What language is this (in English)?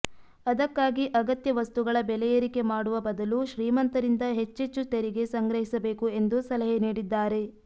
Kannada